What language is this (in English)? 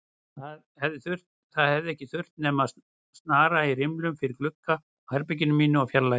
Icelandic